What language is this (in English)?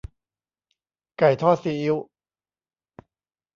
Thai